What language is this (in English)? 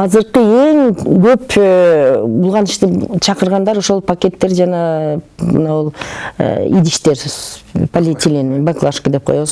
Turkish